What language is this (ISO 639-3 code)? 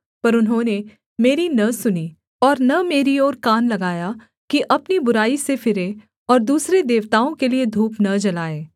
hin